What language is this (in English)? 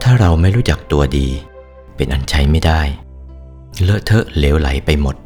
Thai